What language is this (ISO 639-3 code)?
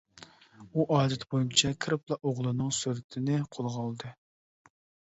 uig